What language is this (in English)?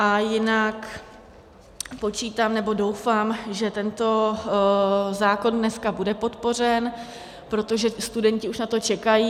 Czech